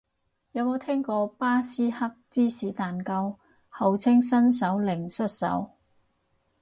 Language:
Cantonese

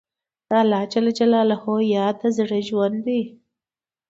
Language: Pashto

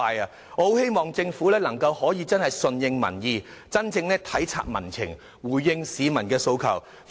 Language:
Cantonese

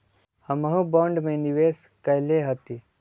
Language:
Magahi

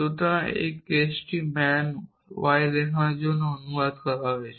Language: Bangla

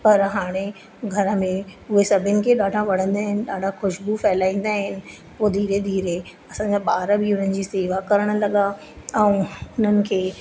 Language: Sindhi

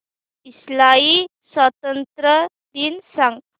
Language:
Marathi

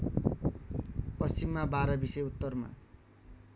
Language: Nepali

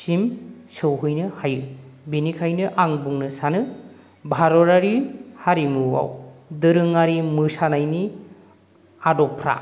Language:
Bodo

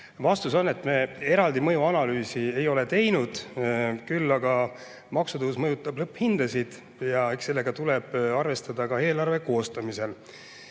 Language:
Estonian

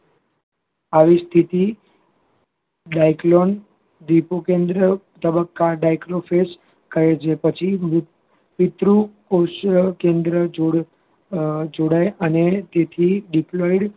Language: Gujarati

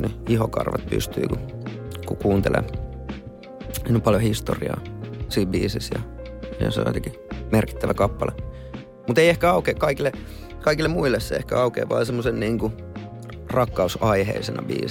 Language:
Finnish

